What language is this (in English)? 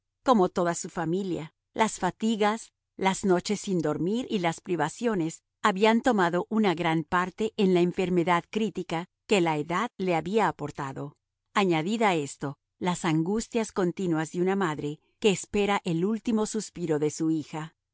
Spanish